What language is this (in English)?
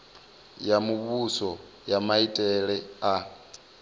Venda